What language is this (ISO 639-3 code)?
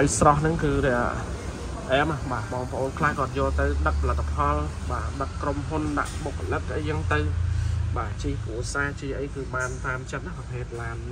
vie